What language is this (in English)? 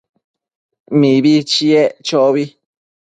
Matsés